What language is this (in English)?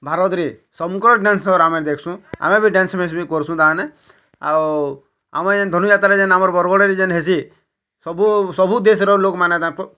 Odia